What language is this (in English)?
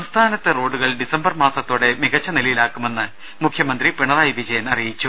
Malayalam